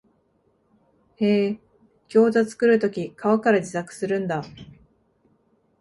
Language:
Japanese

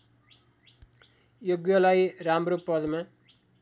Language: Nepali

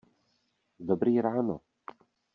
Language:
Czech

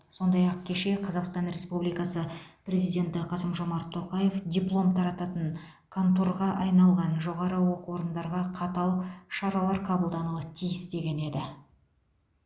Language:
Kazakh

